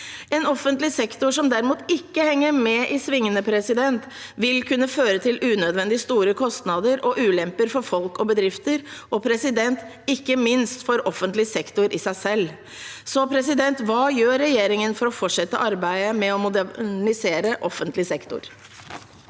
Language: Norwegian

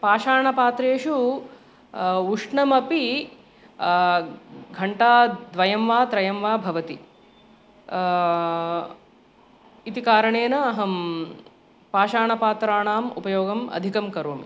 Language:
Sanskrit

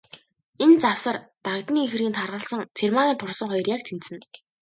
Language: Mongolian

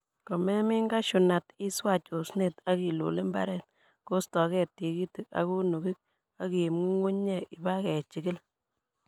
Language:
Kalenjin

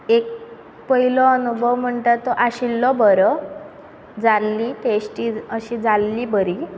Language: Konkani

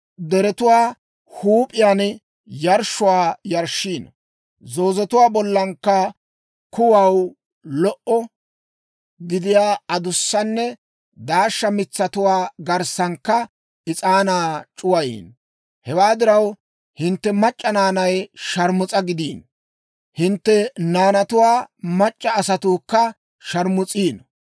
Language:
Dawro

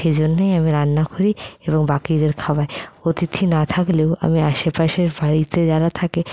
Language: Bangla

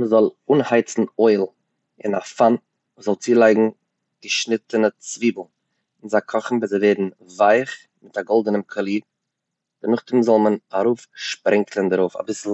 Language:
Yiddish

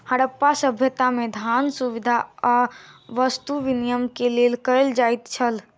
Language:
Maithili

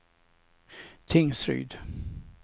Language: Swedish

